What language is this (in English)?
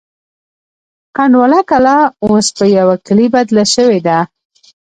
Pashto